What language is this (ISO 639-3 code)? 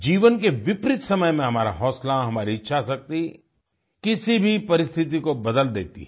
hin